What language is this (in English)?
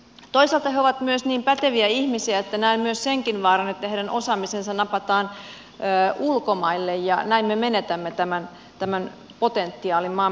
Finnish